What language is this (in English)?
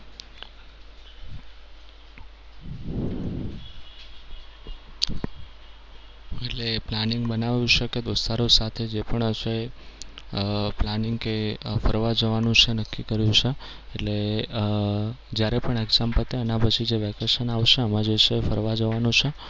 Gujarati